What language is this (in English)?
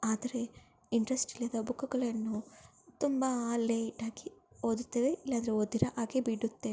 Kannada